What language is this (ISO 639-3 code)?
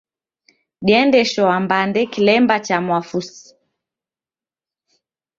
dav